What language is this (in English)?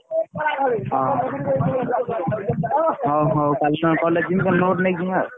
Odia